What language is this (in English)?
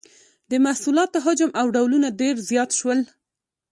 Pashto